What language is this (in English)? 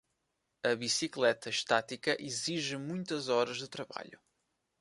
Portuguese